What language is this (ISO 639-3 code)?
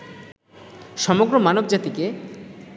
ben